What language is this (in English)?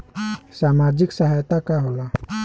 Bhojpuri